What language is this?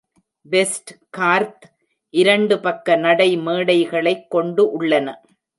Tamil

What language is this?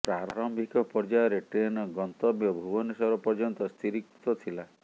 Odia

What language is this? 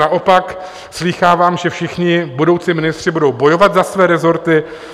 Czech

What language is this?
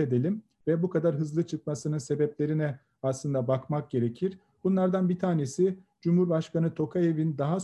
Turkish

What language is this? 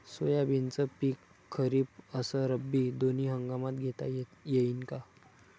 Marathi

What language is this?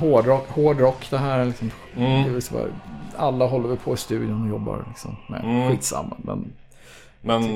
Swedish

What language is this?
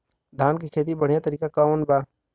Bhojpuri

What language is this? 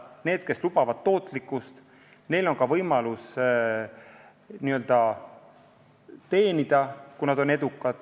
Estonian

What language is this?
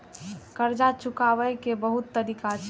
Maithili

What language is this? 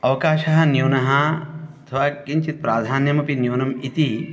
Sanskrit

